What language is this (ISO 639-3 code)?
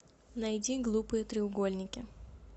rus